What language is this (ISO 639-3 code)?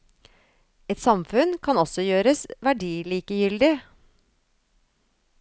nor